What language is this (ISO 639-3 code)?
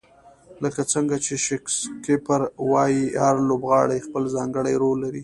pus